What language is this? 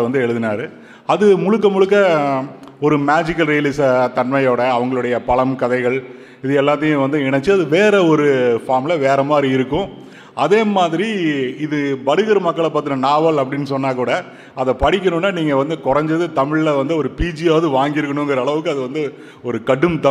Tamil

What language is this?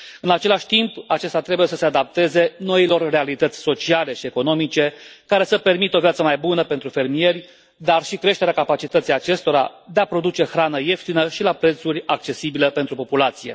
Romanian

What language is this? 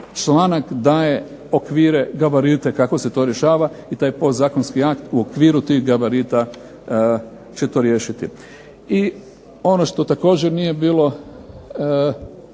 Croatian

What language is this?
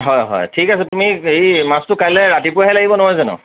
Assamese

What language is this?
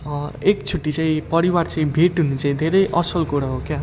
Nepali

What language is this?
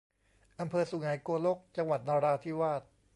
Thai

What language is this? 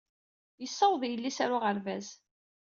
Kabyle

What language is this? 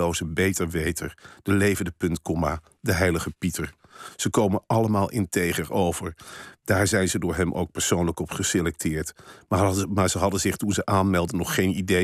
Dutch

